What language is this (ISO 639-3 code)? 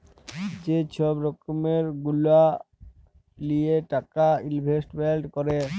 ben